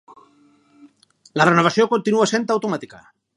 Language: Catalan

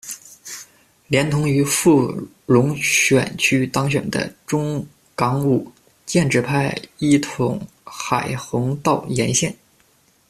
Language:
Chinese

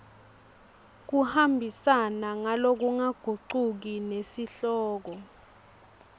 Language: Swati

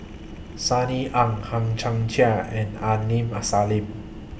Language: English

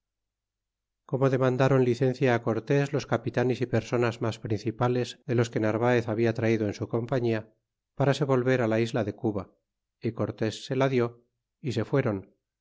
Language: Spanish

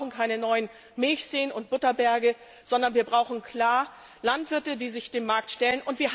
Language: German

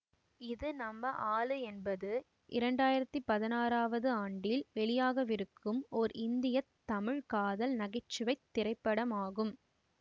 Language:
Tamil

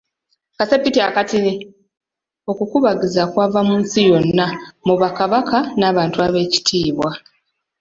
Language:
Ganda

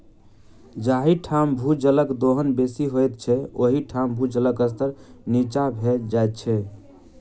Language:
Maithili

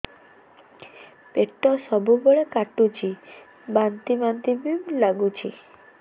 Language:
Odia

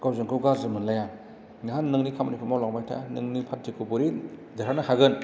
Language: Bodo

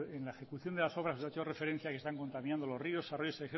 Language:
Spanish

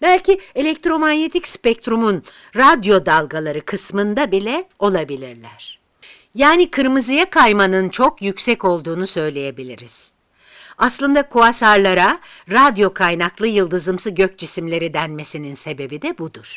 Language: Turkish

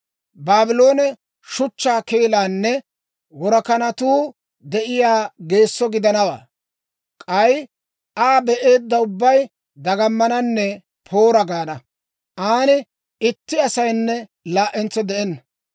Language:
Dawro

